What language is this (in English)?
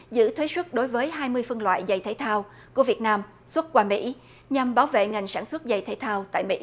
Vietnamese